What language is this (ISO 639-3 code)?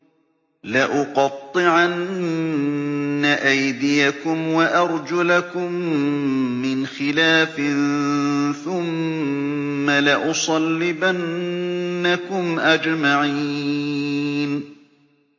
ara